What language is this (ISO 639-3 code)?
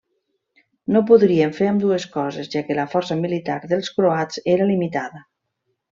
cat